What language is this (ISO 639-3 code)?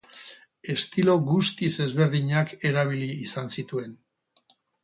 eus